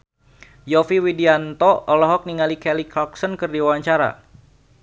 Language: Sundanese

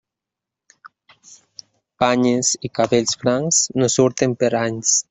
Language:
Catalan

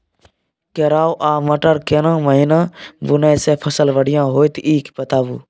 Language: Maithili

